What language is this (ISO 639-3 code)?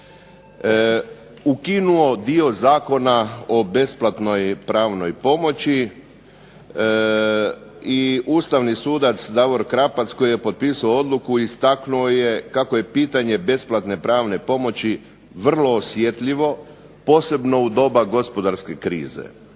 hrv